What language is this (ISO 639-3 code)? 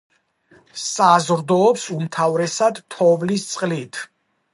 kat